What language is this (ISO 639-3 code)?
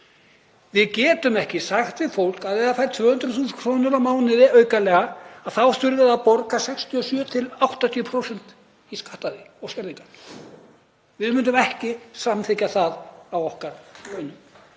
isl